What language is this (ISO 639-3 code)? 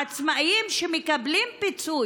heb